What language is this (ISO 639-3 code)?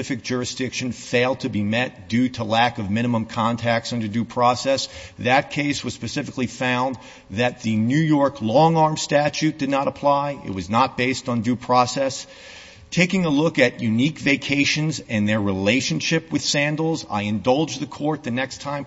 eng